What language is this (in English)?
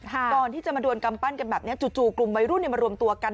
Thai